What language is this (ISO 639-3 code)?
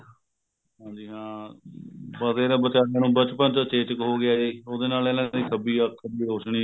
pan